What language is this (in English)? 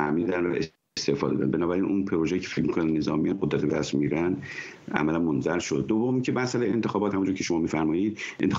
Persian